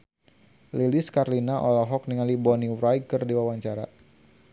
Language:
Sundanese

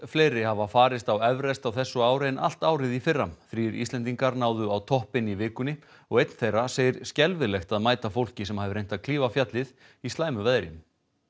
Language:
Icelandic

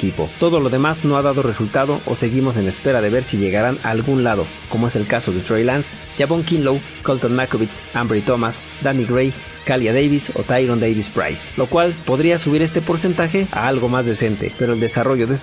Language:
Spanish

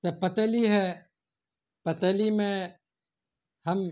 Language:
Urdu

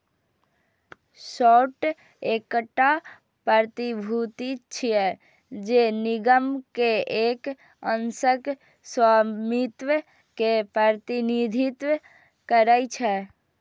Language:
Maithili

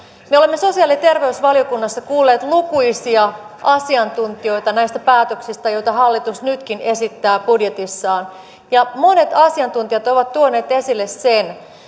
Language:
Finnish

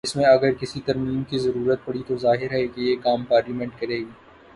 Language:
Urdu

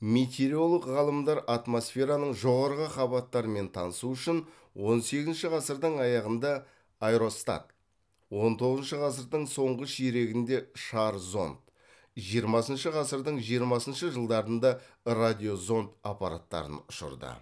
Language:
Kazakh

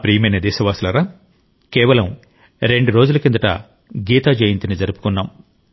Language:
Telugu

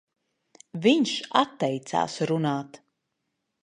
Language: Latvian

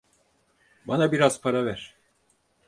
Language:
Turkish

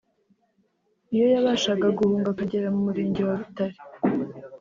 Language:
Kinyarwanda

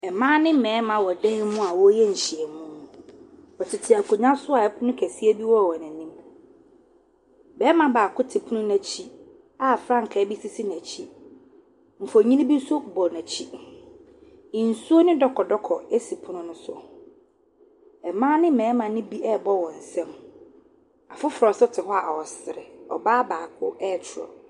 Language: Akan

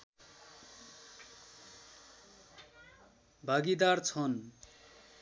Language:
Nepali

